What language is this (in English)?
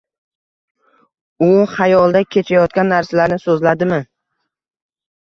Uzbek